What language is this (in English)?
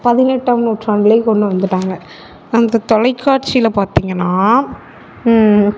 Tamil